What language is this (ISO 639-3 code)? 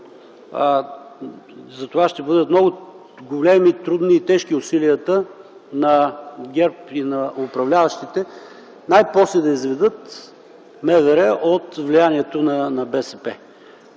bul